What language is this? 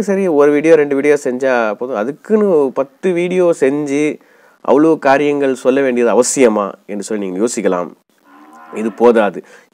English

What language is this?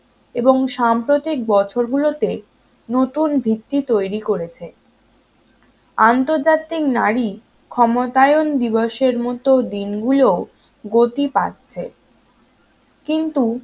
Bangla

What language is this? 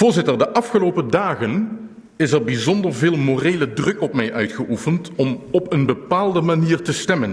Dutch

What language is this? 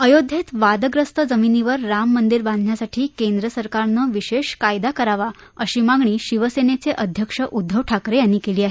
Marathi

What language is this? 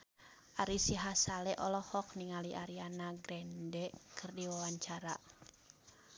Sundanese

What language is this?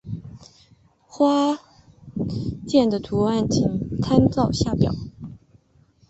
Chinese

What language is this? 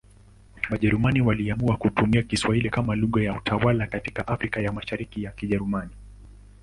Swahili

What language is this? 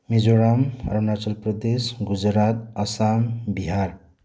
Manipuri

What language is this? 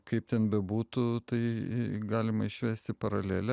Lithuanian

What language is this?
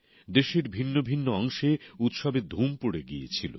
Bangla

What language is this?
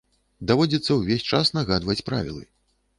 Belarusian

